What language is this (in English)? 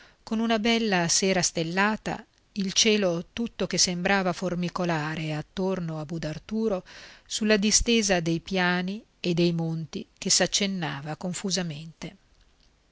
Italian